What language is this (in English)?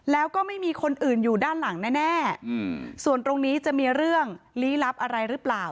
Thai